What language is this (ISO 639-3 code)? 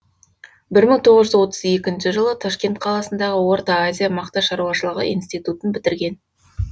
kaz